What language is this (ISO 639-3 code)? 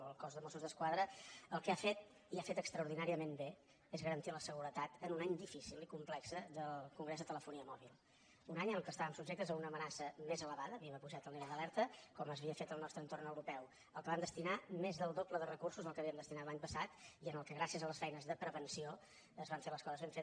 cat